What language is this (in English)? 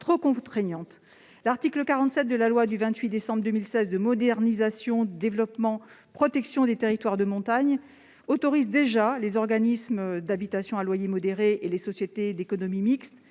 French